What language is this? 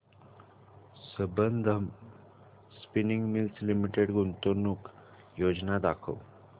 Marathi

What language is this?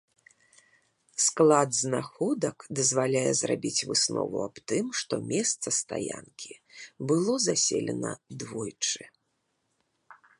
Belarusian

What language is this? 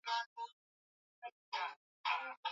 Swahili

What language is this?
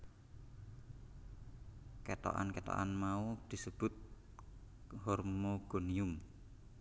Javanese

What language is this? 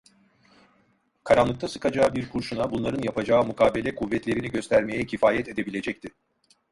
Turkish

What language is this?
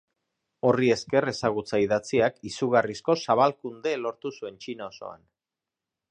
Basque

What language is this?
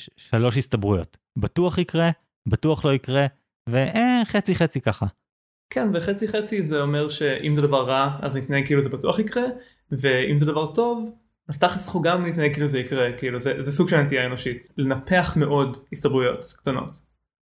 Hebrew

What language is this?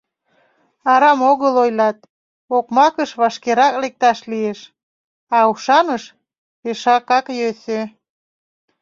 Mari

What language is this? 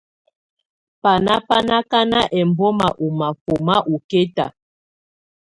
Tunen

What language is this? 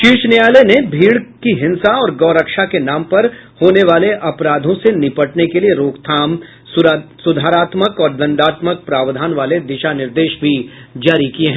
Hindi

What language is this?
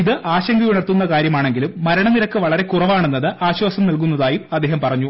Malayalam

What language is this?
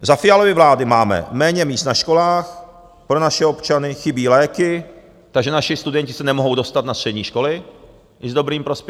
Czech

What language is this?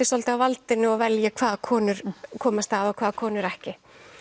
Icelandic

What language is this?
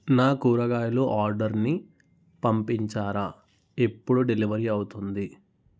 Telugu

